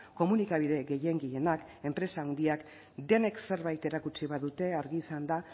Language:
Basque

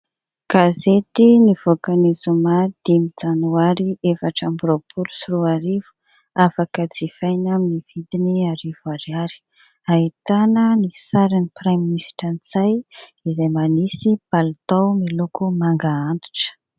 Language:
Malagasy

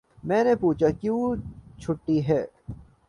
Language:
Urdu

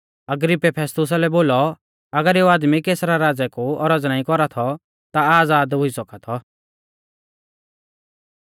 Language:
Mahasu Pahari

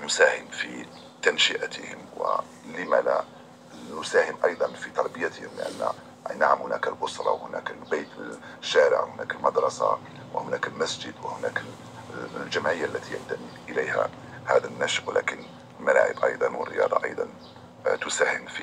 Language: Arabic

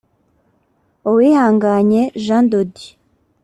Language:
Kinyarwanda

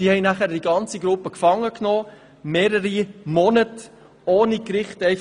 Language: Swiss German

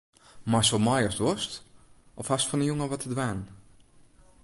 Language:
Western Frisian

